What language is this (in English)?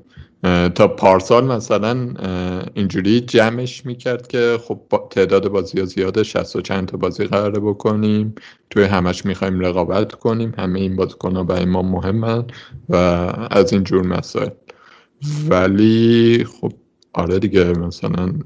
Persian